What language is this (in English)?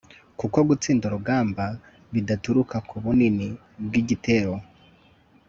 Kinyarwanda